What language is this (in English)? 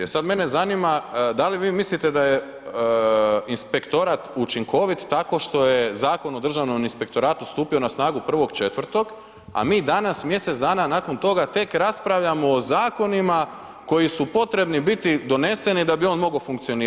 Croatian